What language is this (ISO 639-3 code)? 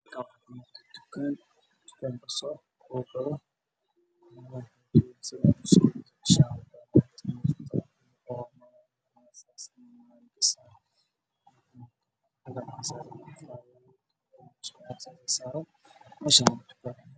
som